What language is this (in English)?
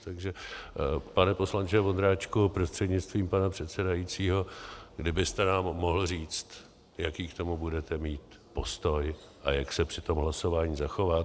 Czech